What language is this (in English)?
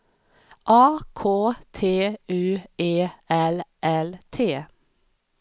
Swedish